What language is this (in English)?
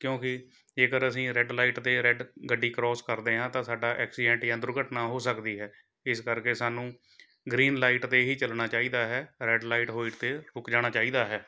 Punjabi